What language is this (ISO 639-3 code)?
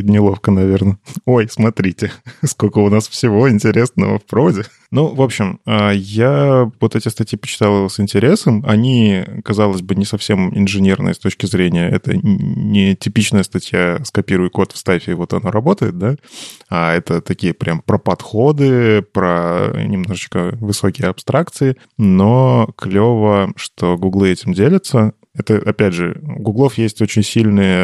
rus